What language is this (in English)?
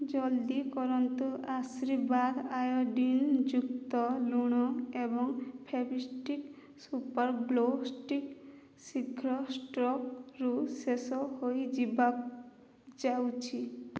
Odia